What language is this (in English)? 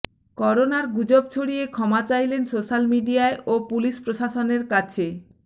Bangla